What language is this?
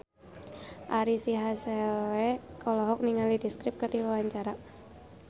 Sundanese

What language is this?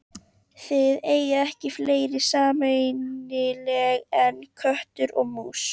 Icelandic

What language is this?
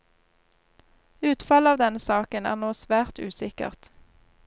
Norwegian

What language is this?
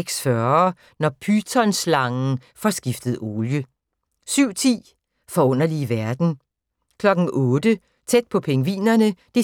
Danish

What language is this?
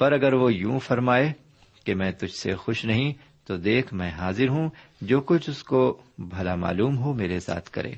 Urdu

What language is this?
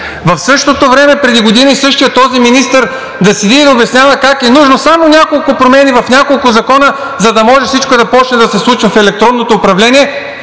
Bulgarian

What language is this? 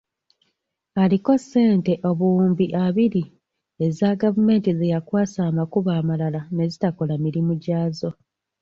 Ganda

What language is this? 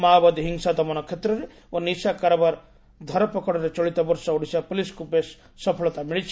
Odia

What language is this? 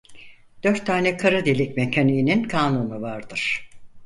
Turkish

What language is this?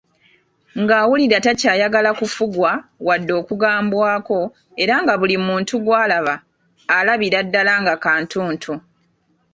Ganda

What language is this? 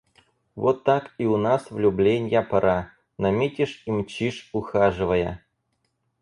Russian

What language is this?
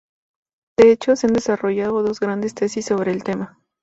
Spanish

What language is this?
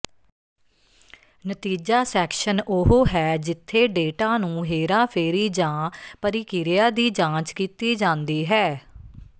Punjabi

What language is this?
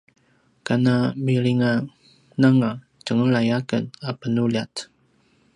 Paiwan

